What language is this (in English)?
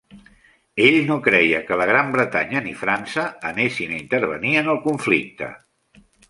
Catalan